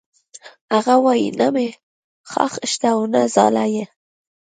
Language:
Pashto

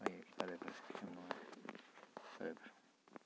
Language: Manipuri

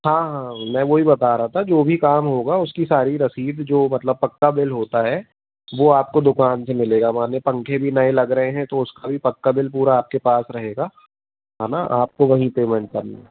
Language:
Hindi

